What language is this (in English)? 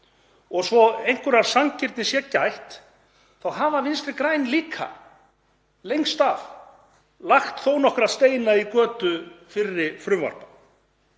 Icelandic